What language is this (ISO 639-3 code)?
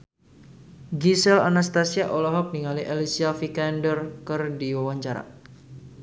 sun